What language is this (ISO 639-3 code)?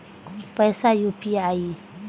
mai